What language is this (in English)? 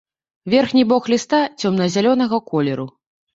Belarusian